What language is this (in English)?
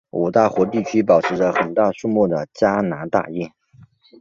Chinese